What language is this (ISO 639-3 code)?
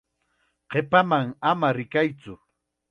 qxa